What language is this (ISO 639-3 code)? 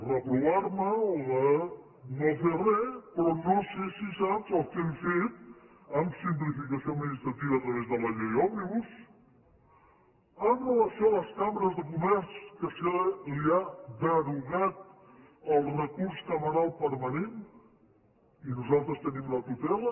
cat